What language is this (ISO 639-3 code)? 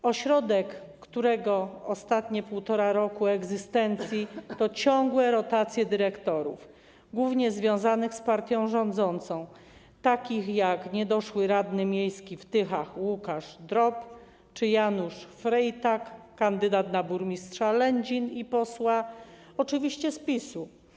pol